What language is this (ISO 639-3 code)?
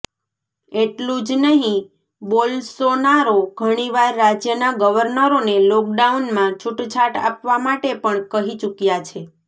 guj